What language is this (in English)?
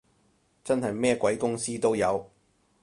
Cantonese